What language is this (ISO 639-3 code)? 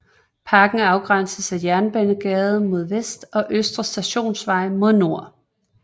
dan